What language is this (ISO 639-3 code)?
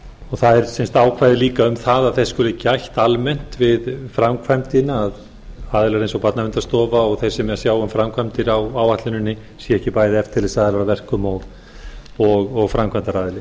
isl